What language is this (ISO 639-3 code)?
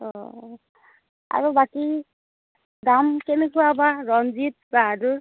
asm